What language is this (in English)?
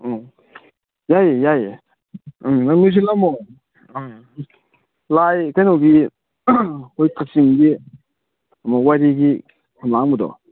Manipuri